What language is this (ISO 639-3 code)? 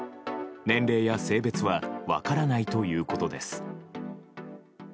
jpn